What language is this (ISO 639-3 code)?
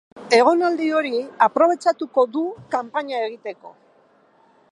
eus